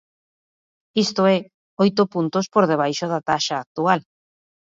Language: Galician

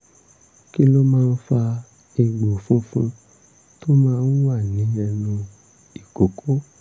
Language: Yoruba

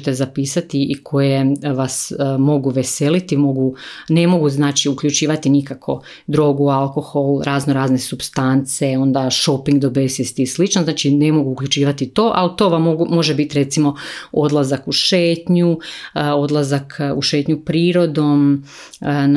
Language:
Croatian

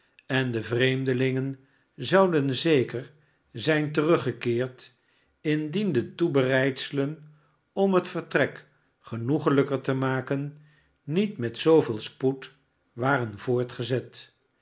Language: Dutch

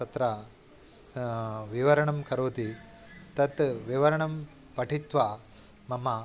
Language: Sanskrit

